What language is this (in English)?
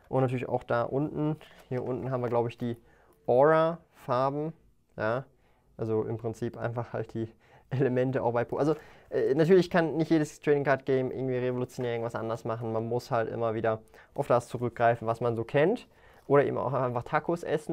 German